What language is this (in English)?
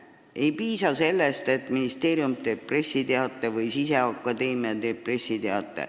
Estonian